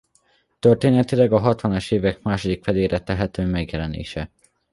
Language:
Hungarian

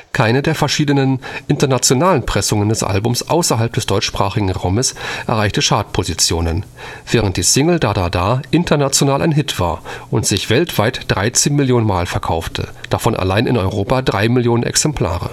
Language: German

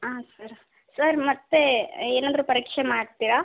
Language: Kannada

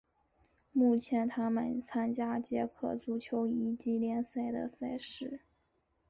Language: Chinese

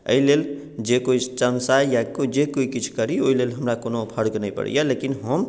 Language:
Maithili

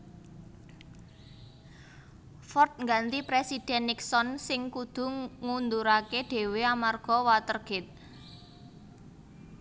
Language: Javanese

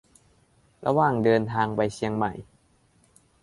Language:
Thai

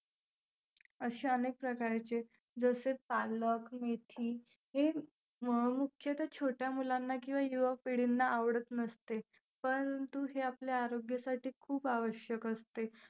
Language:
Marathi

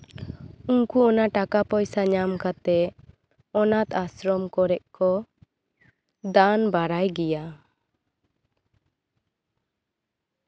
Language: Santali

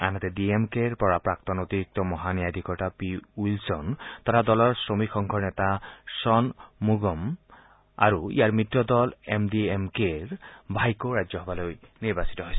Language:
Assamese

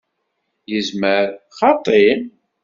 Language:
Kabyle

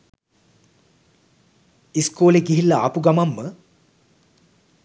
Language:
Sinhala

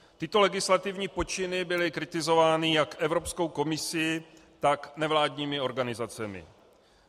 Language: Czech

